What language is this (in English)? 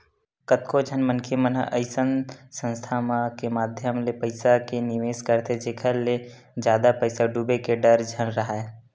Chhattisgarhi